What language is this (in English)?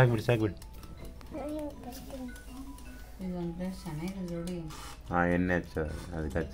Kannada